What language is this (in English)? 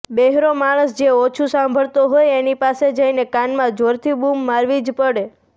Gujarati